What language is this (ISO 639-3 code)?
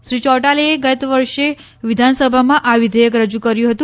guj